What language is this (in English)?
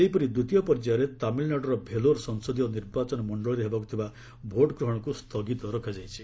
Odia